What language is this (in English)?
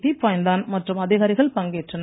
Tamil